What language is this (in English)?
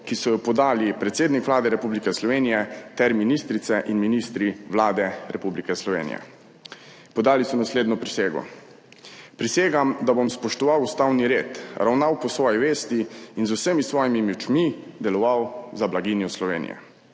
Slovenian